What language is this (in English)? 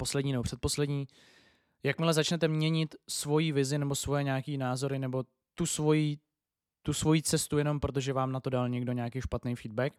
Czech